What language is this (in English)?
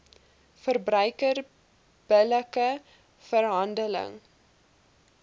Afrikaans